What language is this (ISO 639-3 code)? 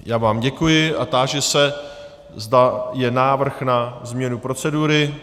ces